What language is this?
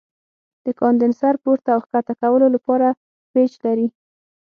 Pashto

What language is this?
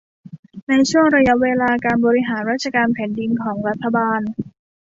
Thai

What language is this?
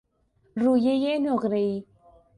Persian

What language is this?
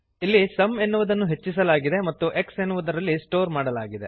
Kannada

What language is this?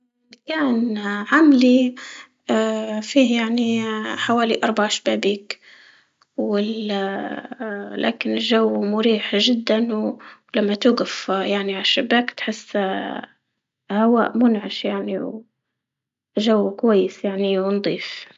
Libyan Arabic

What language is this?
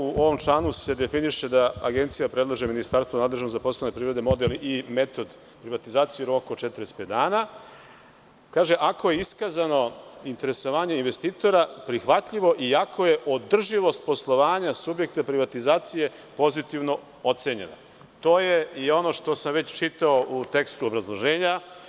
Serbian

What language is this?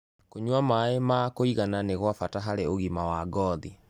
Kikuyu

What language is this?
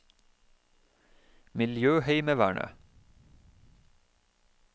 Norwegian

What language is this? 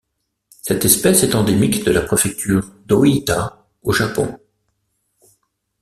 French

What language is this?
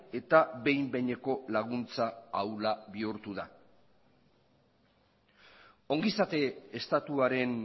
Basque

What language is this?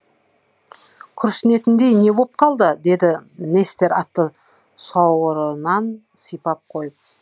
Kazakh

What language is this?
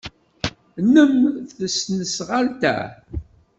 Kabyle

